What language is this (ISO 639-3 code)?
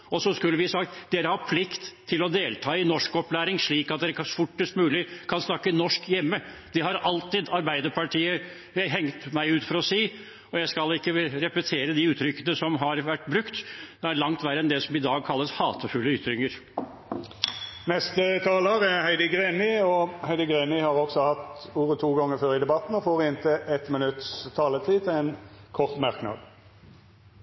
nor